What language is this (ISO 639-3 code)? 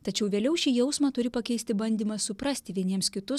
lit